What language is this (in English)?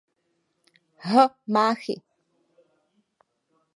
Czech